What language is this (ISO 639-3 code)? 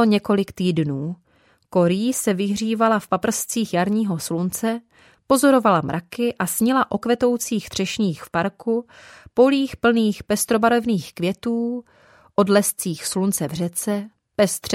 ces